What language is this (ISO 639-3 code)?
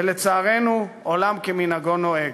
heb